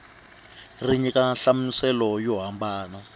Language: Tsonga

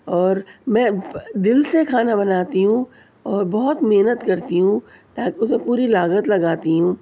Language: Urdu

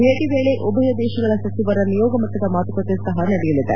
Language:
Kannada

